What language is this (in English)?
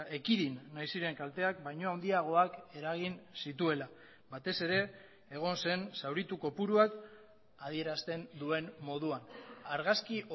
Basque